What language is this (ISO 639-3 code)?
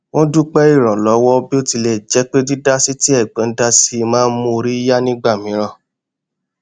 yor